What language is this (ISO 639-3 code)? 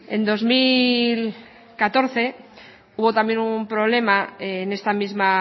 spa